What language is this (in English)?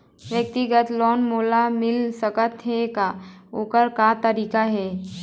Chhattisgarhi